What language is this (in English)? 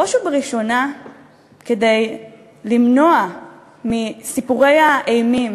Hebrew